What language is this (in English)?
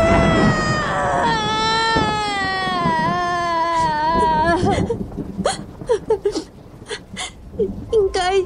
Filipino